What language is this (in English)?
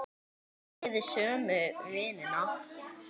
Icelandic